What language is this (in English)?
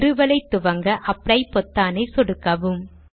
Tamil